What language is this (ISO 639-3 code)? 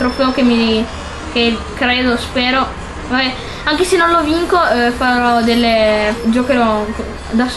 ita